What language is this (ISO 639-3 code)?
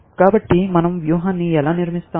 tel